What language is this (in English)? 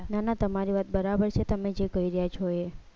Gujarati